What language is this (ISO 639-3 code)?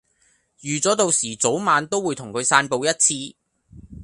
yue